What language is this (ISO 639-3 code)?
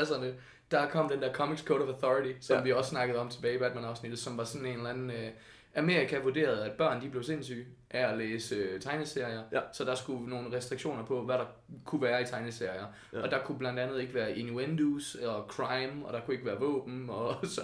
dan